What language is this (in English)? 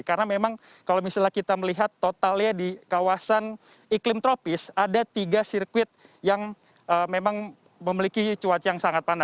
Indonesian